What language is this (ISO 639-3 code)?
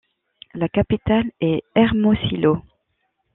fra